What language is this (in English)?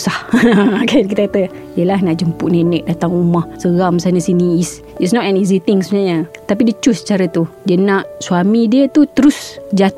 Malay